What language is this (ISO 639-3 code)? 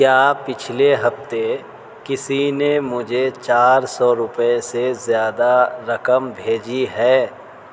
urd